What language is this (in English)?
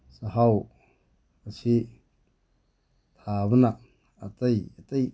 Manipuri